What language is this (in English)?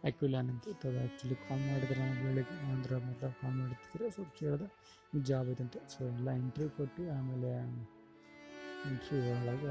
Kannada